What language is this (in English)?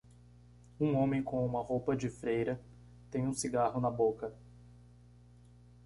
Portuguese